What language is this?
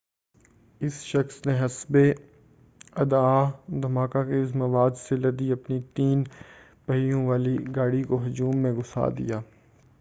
Urdu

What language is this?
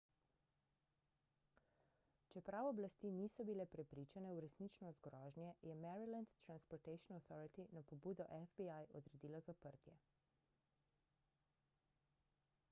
Slovenian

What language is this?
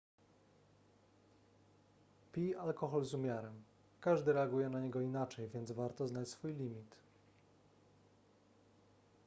Polish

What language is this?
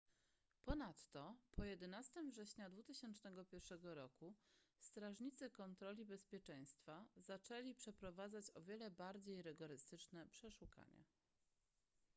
Polish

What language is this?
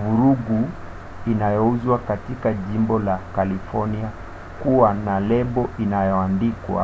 Swahili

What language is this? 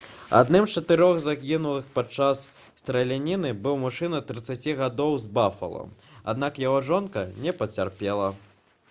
Belarusian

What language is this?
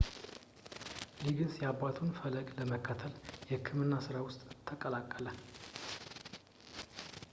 Amharic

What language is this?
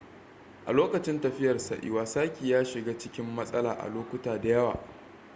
Hausa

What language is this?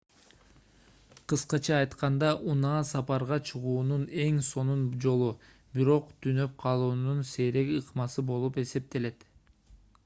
Kyrgyz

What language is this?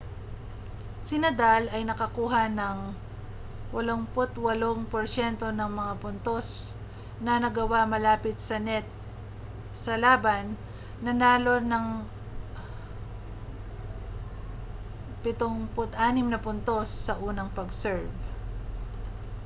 Filipino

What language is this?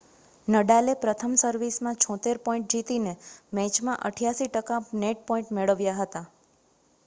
Gujarati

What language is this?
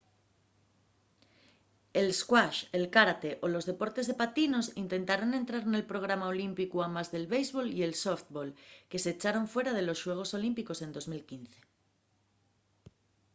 Asturian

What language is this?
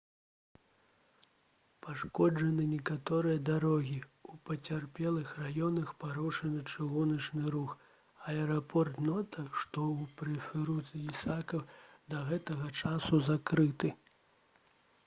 Belarusian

